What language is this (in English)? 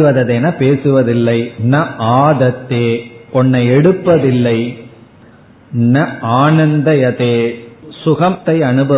Tamil